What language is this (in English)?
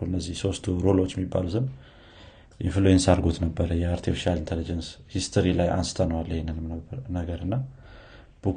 Amharic